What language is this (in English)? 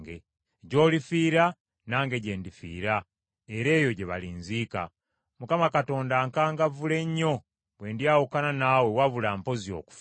Ganda